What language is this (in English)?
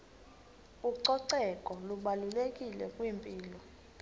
Xhosa